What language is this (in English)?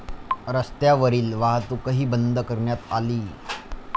Marathi